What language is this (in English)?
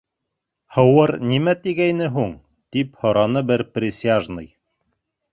Bashkir